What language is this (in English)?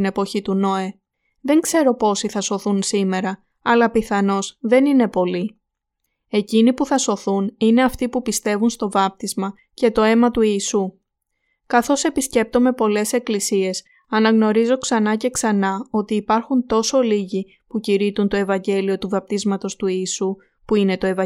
Greek